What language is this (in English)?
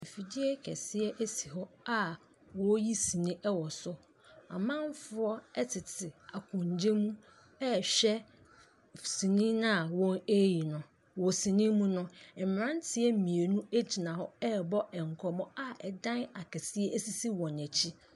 Akan